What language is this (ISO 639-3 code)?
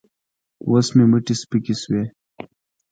pus